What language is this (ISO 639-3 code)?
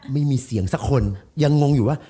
tha